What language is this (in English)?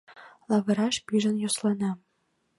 Mari